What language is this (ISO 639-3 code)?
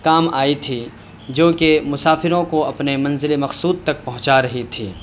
urd